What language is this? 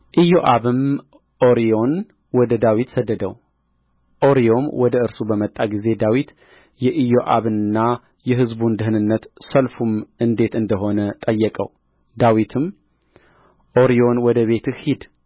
Amharic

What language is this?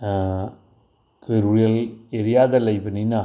Manipuri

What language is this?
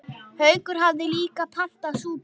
Icelandic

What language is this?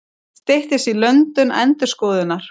Icelandic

